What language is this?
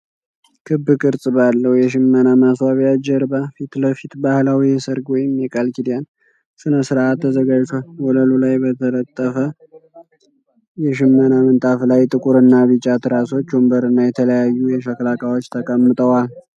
Amharic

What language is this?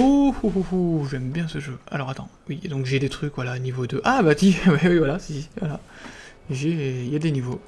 French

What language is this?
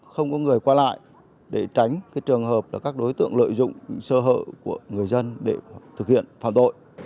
Vietnamese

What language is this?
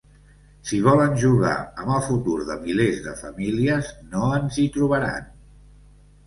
Catalan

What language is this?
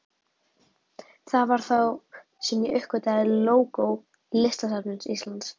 Icelandic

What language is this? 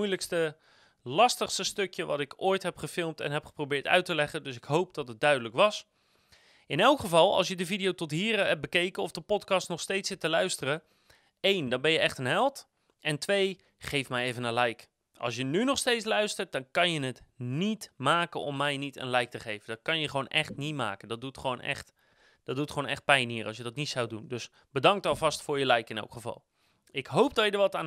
Dutch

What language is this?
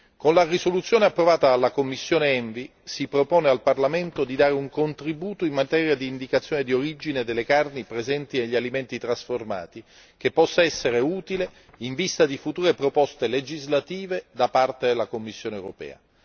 Italian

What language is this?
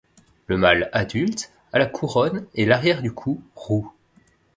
French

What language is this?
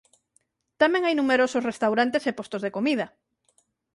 Galician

